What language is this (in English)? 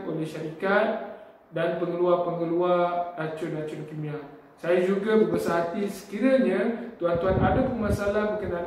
Malay